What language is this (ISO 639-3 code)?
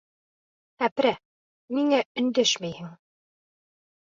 bak